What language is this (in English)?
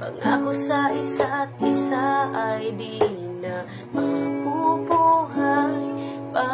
Indonesian